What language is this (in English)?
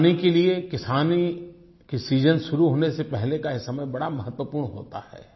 Hindi